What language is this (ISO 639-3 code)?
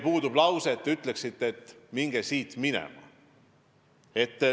est